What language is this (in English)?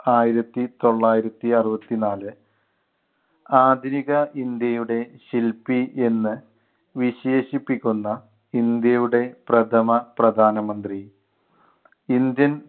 Malayalam